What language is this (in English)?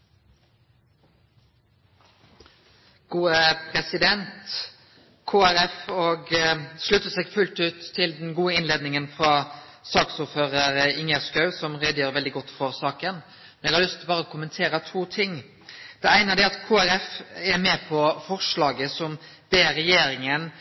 Norwegian Nynorsk